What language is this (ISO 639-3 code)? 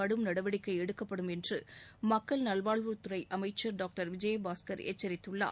tam